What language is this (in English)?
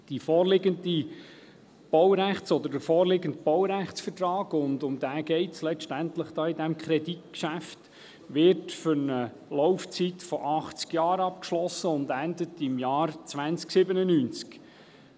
Swiss German